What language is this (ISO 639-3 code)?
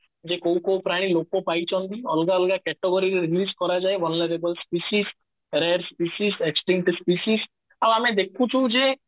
ori